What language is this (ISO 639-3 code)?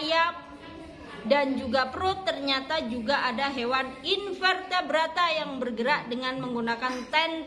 ind